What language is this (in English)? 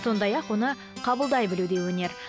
Kazakh